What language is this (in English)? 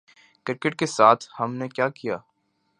Urdu